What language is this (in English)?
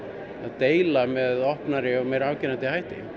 Icelandic